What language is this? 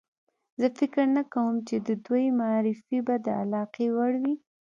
Pashto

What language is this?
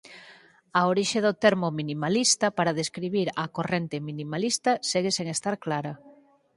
Galician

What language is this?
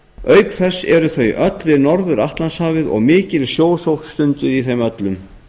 Icelandic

